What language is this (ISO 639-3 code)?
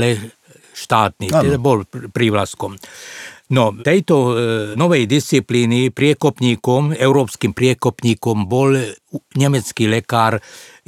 slk